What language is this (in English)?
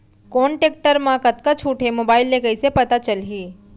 Chhattisgarhi